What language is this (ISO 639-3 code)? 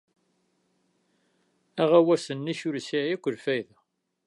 kab